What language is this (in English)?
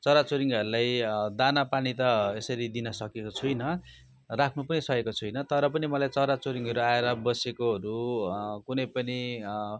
Nepali